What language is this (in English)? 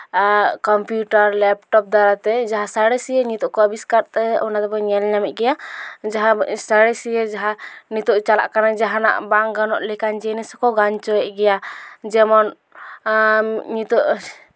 Santali